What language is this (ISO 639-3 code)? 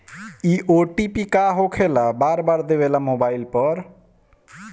bho